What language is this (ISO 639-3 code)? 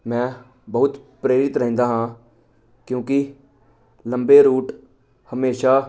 pan